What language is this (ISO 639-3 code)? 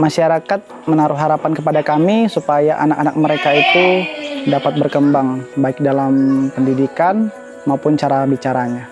ind